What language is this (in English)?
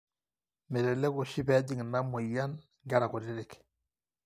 Masai